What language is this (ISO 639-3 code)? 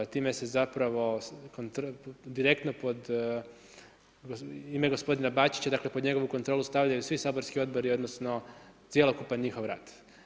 hrv